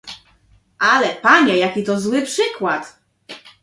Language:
Polish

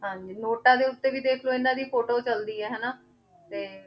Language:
Punjabi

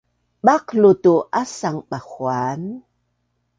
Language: Bunun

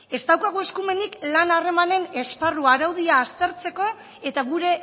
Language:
Basque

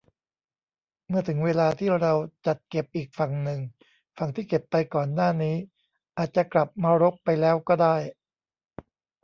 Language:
Thai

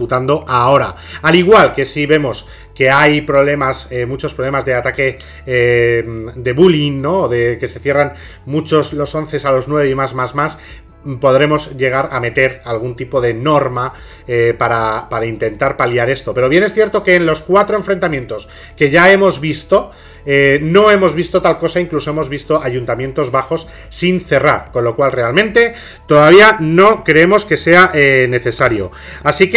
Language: Spanish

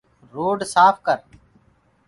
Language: Gurgula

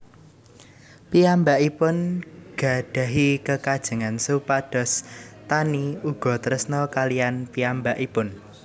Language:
Javanese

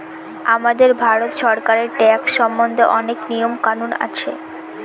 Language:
Bangla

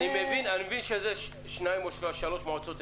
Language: Hebrew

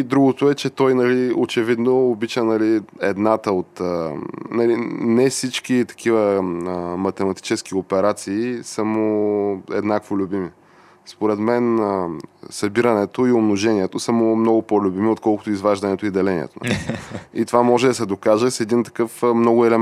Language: Bulgarian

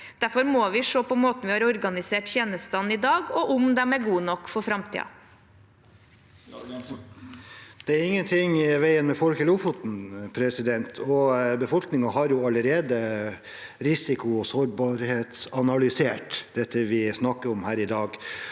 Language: Norwegian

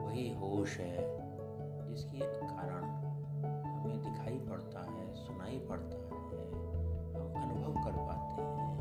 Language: Hindi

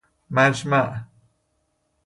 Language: Persian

